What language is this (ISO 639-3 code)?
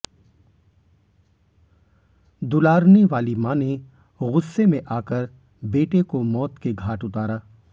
hin